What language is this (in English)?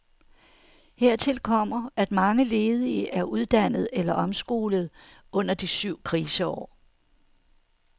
Danish